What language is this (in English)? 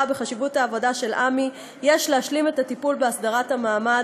Hebrew